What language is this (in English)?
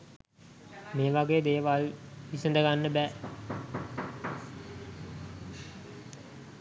Sinhala